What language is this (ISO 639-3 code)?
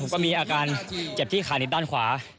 tha